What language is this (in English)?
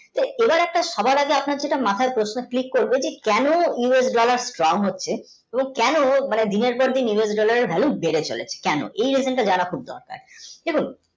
Bangla